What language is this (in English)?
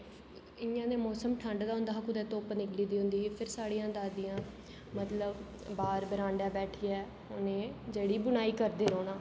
Dogri